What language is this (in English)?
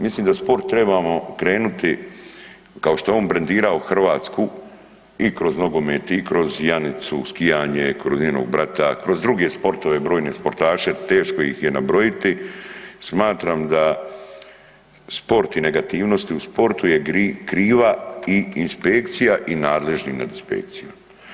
Croatian